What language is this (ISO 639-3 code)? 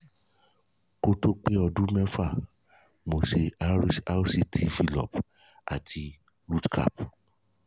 yor